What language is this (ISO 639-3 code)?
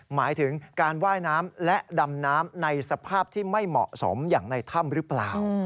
tha